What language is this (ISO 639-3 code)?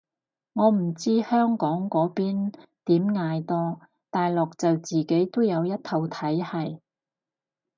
yue